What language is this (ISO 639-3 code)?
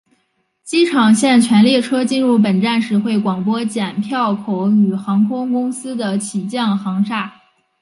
zho